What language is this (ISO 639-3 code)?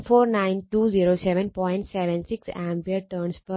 mal